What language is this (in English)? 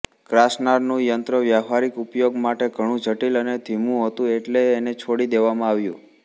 Gujarati